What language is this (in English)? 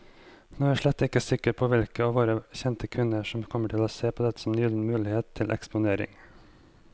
Norwegian